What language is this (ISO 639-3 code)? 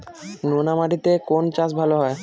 ben